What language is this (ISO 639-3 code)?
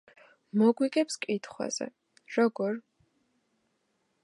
kat